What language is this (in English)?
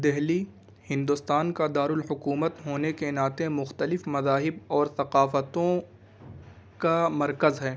Urdu